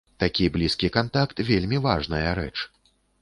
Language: Belarusian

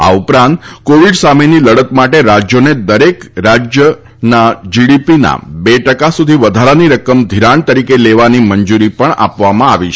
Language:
Gujarati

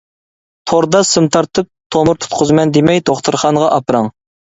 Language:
Uyghur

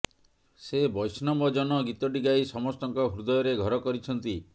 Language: Odia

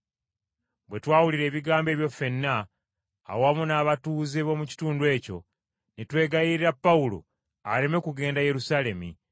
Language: Ganda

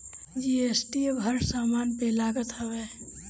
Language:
Bhojpuri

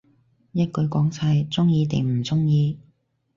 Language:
Cantonese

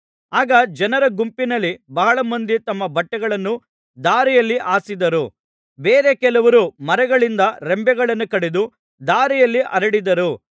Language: Kannada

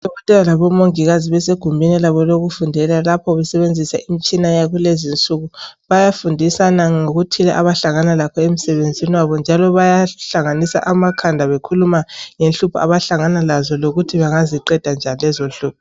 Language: North Ndebele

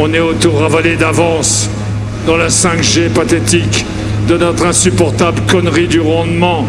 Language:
French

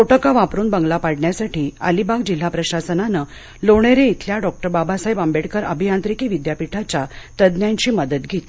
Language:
Marathi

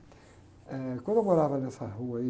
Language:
Portuguese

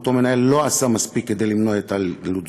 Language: Hebrew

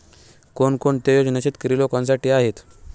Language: Marathi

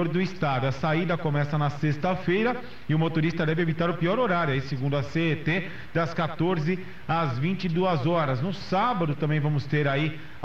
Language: Portuguese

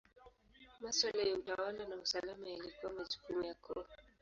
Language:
Swahili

